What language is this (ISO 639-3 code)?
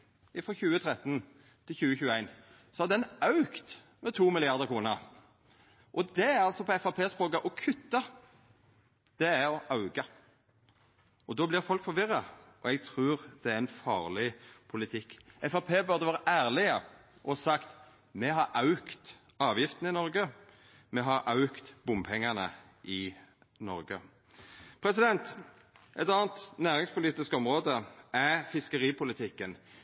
nno